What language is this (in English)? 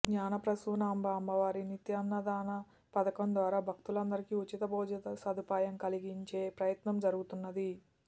Telugu